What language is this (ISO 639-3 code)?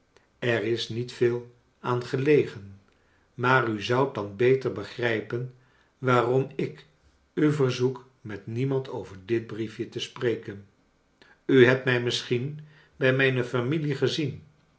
nld